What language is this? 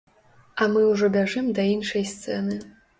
Belarusian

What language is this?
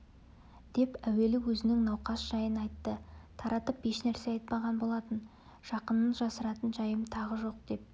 Kazakh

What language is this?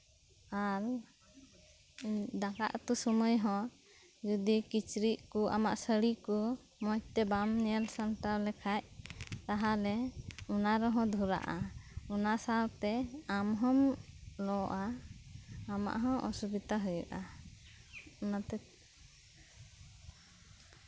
Santali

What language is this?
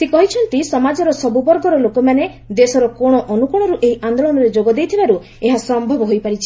Odia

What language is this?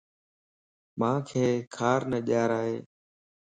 Lasi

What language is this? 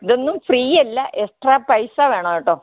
Malayalam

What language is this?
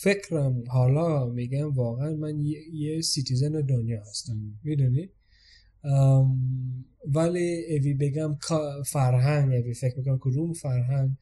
Persian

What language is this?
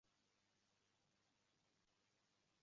Uzbek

